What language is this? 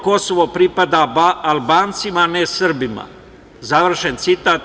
Serbian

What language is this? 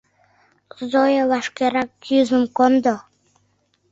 Mari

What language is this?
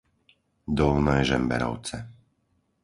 Slovak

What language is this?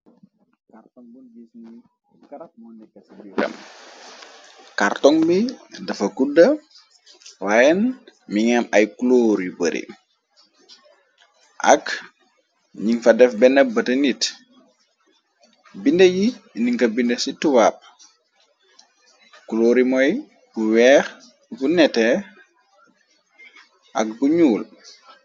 Wolof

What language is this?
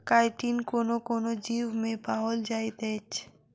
Maithili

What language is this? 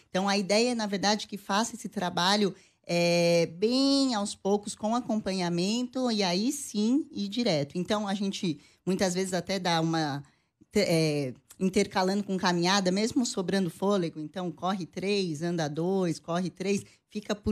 Portuguese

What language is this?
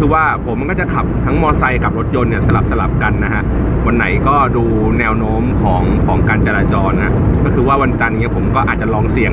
Thai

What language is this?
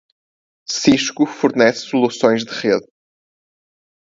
Portuguese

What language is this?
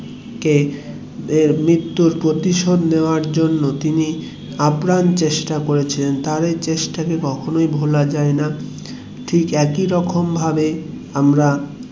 Bangla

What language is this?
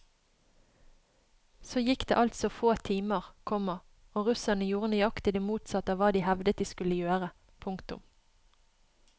Norwegian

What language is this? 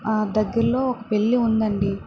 Telugu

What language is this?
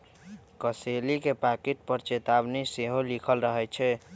Magahi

